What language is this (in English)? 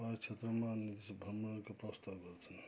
Nepali